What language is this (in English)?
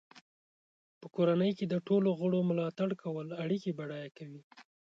Pashto